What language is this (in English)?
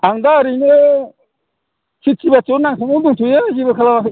Bodo